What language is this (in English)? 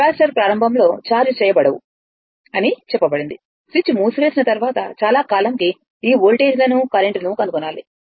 Telugu